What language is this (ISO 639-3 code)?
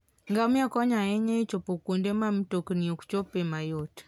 luo